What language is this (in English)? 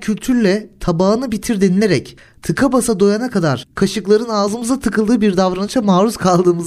Turkish